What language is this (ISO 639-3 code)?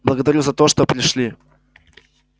rus